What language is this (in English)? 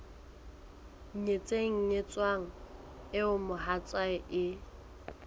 Southern Sotho